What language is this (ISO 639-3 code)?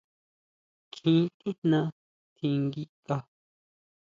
mau